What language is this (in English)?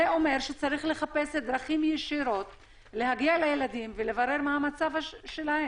Hebrew